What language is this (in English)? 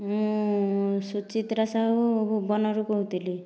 Odia